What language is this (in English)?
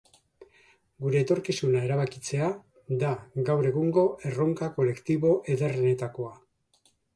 Basque